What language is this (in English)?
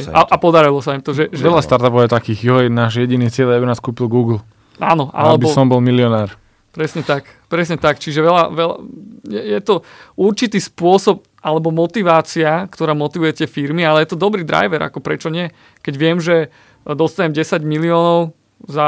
Slovak